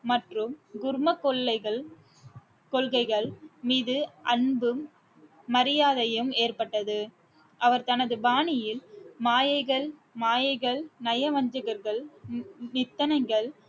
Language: Tamil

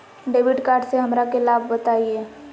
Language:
Magahi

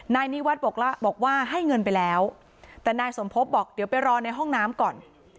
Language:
Thai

